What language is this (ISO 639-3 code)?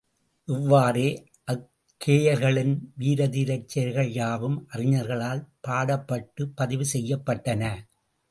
tam